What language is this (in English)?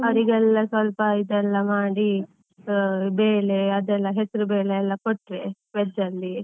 Kannada